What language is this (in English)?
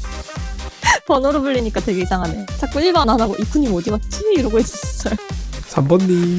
Korean